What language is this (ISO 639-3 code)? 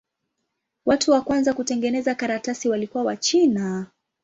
swa